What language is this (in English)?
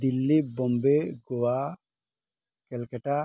Odia